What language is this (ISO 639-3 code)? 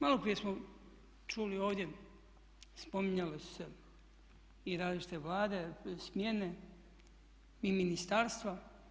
hrv